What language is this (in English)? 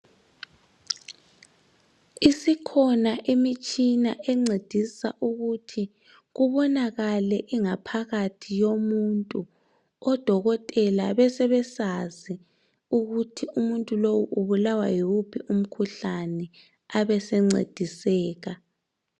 North Ndebele